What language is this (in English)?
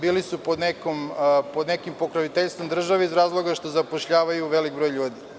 Serbian